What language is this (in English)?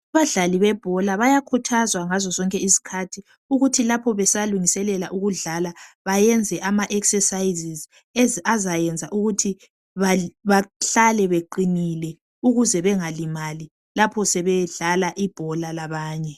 North Ndebele